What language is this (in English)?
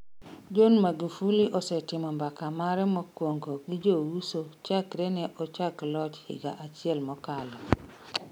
Luo (Kenya and Tanzania)